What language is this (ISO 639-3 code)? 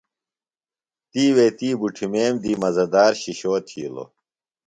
phl